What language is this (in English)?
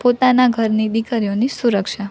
Gujarati